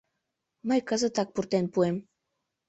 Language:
Mari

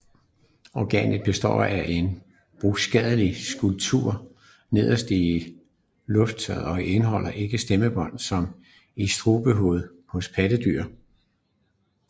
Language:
Danish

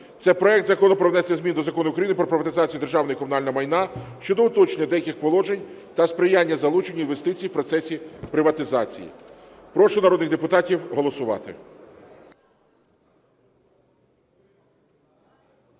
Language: Ukrainian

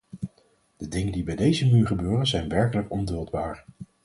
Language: Dutch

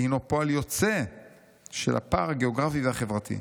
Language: Hebrew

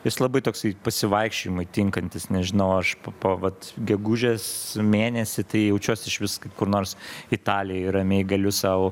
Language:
Lithuanian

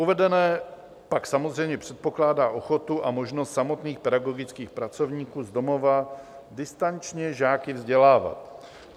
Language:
Czech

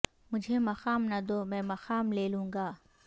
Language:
Urdu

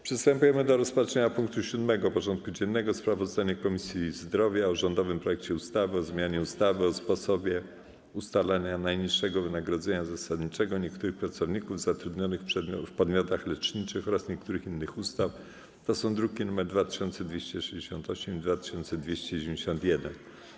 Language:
Polish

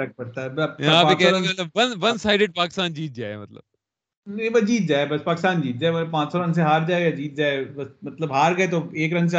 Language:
Urdu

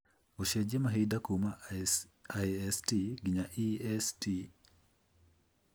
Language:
Kikuyu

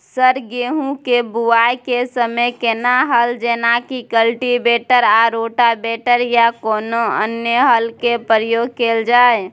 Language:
Maithili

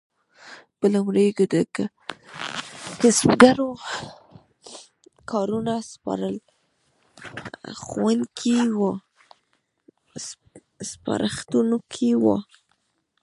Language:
Pashto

